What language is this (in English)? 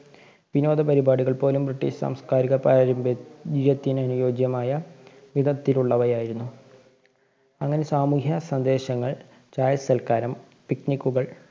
Malayalam